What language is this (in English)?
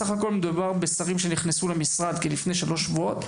Hebrew